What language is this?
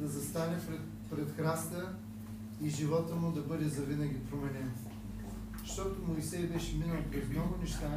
Bulgarian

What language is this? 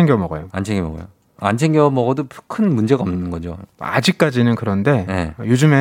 Korean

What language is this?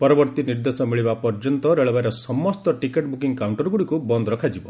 Odia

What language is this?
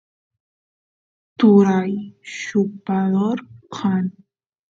Santiago del Estero Quichua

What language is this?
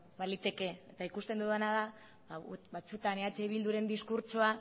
Basque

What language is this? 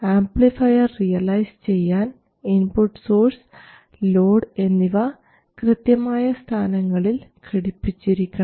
Malayalam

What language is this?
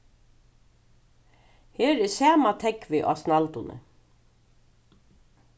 Faroese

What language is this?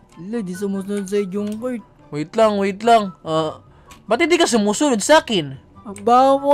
Filipino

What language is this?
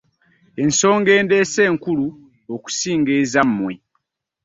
Ganda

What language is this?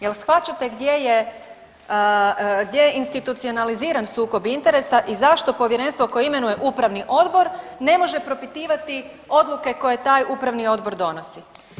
Croatian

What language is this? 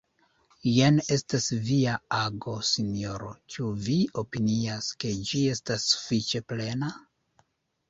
Esperanto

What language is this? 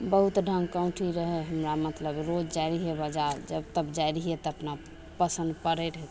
Maithili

